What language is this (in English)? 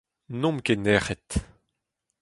Breton